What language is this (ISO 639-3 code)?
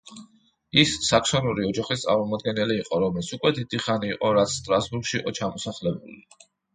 kat